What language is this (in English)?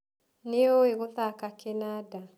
Kikuyu